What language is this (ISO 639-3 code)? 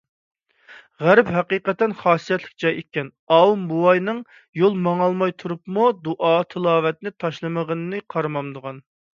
uig